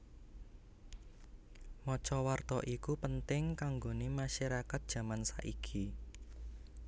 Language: Javanese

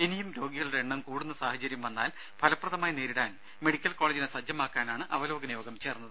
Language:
Malayalam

